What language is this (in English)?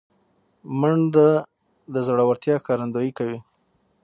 Pashto